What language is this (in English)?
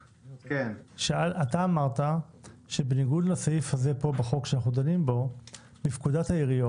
Hebrew